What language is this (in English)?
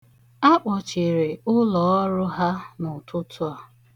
Igbo